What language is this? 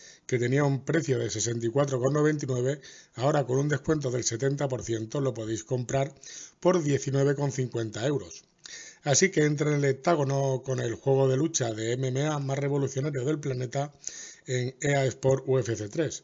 Spanish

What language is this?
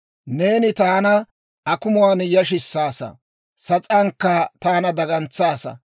Dawro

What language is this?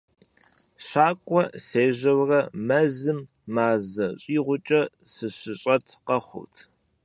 Kabardian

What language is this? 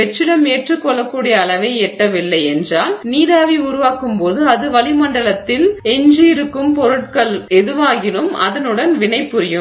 Tamil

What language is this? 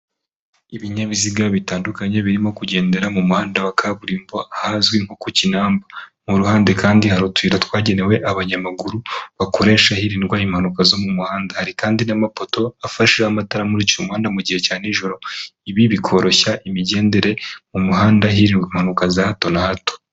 Kinyarwanda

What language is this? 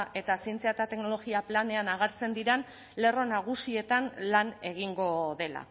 Basque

